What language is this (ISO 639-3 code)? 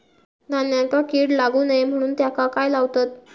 mar